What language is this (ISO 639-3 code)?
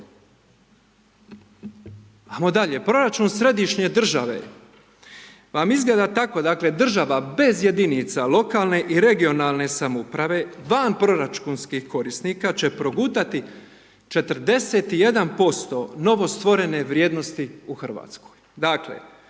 hrv